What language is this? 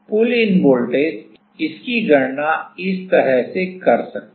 Hindi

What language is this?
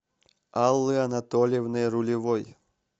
Russian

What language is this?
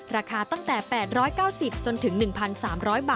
Thai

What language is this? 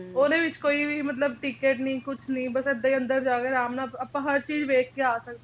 Punjabi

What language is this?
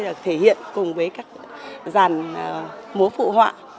Vietnamese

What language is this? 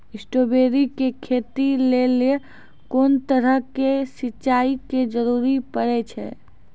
Maithili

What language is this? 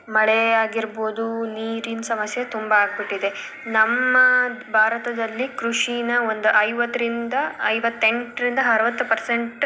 Kannada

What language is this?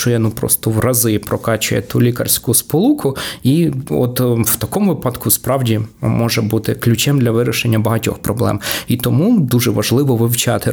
Ukrainian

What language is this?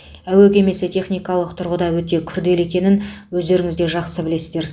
Kazakh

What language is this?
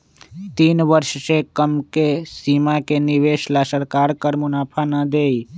Magahi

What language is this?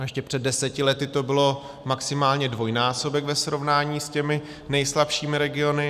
Czech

